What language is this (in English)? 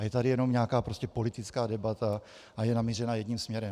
Czech